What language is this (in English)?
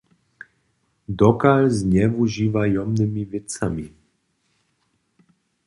Upper Sorbian